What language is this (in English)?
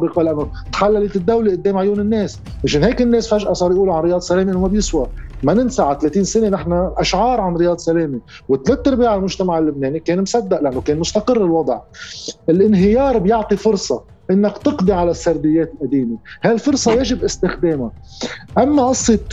Arabic